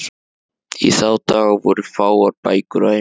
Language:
Icelandic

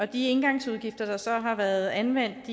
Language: Danish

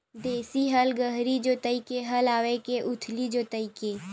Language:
Chhattisgarhi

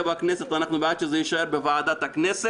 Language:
Hebrew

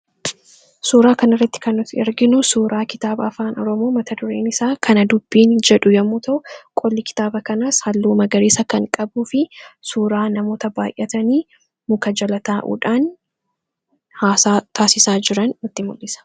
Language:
Oromo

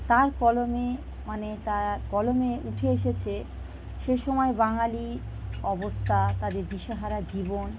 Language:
Bangla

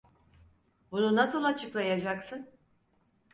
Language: Turkish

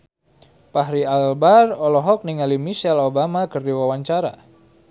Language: Sundanese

